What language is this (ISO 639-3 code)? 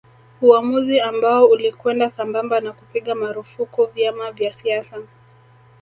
swa